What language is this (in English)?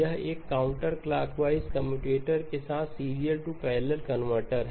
Hindi